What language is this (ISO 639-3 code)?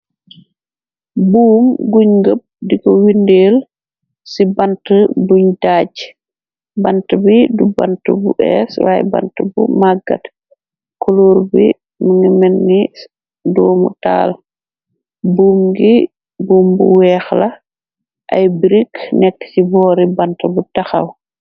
wol